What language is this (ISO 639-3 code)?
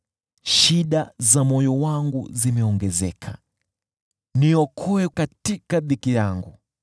swa